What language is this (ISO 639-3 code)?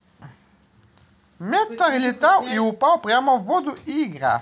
rus